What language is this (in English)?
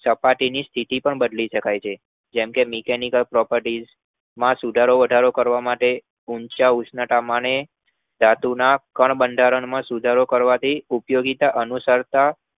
Gujarati